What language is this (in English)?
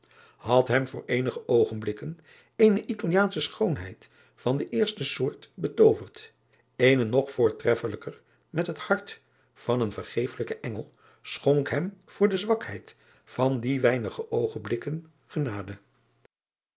Dutch